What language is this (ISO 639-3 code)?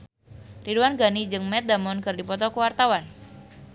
sun